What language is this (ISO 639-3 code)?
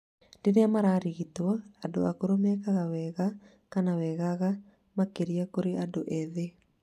kik